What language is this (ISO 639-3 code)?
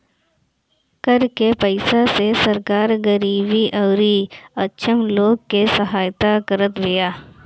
bho